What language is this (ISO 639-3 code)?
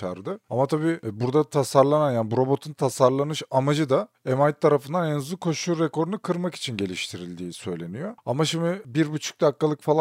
tur